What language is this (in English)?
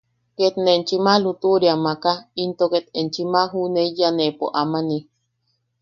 Yaqui